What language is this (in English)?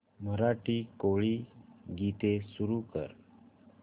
Marathi